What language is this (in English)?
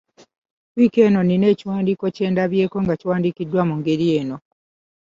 Ganda